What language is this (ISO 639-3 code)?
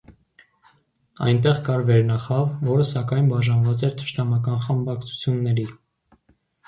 hye